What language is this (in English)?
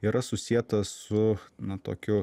Lithuanian